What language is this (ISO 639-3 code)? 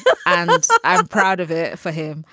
eng